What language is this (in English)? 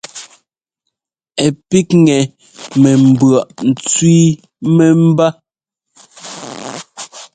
Ngomba